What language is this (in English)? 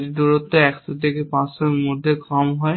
Bangla